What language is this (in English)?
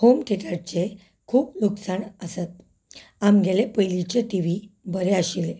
Konkani